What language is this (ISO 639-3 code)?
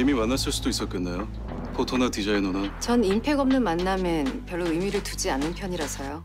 kor